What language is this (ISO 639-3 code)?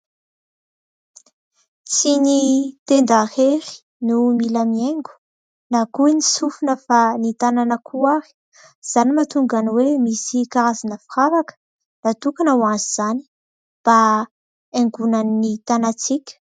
mlg